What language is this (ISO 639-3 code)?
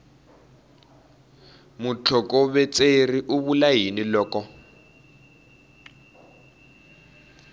tso